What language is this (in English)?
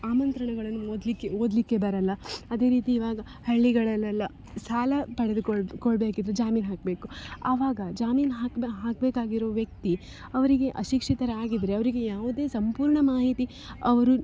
Kannada